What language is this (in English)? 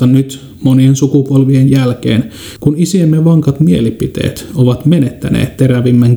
Finnish